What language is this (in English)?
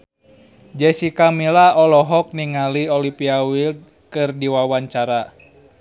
Sundanese